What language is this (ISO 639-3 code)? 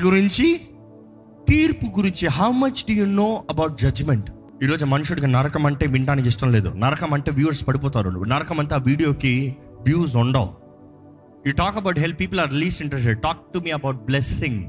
tel